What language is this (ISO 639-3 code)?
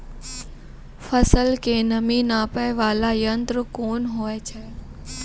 mai